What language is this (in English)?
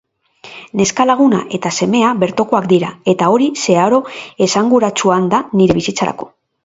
Basque